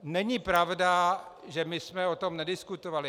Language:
Czech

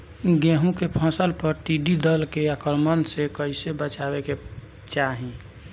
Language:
Bhojpuri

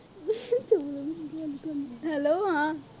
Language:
Punjabi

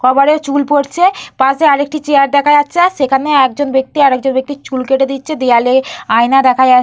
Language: Bangla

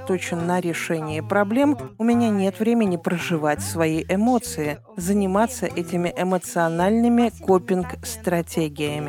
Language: Russian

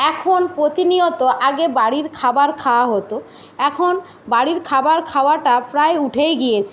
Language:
Bangla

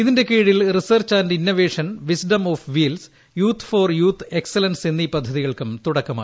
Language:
Malayalam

